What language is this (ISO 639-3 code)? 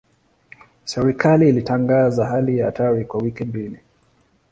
swa